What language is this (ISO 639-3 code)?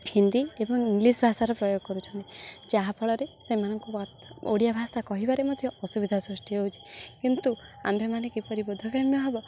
ori